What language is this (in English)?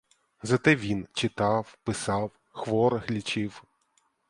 Ukrainian